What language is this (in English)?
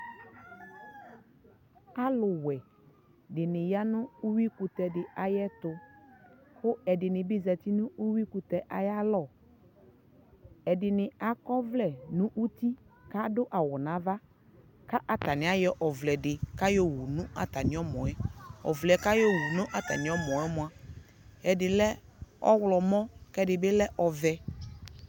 Ikposo